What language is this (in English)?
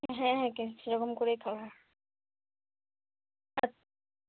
Bangla